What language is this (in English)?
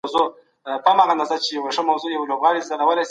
Pashto